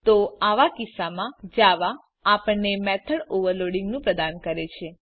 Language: Gujarati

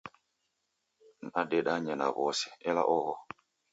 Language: Taita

